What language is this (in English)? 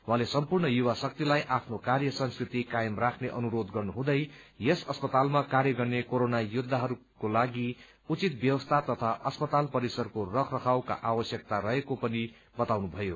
Nepali